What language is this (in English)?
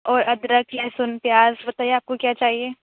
Urdu